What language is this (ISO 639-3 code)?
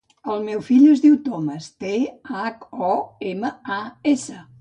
cat